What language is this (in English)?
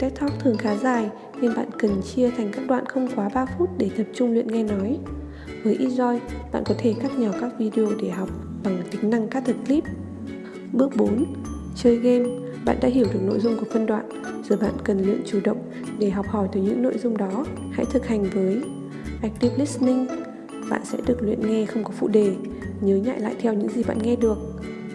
Vietnamese